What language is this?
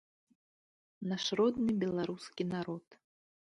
Belarusian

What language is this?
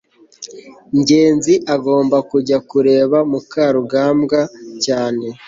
Kinyarwanda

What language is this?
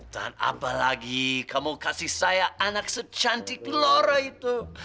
Indonesian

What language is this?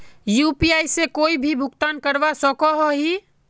Magahi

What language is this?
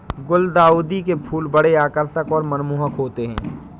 Hindi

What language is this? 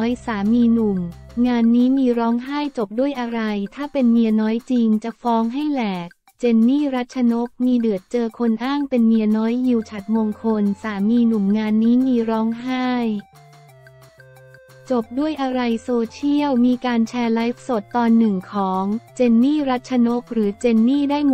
Thai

